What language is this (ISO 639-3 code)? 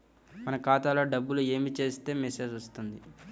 tel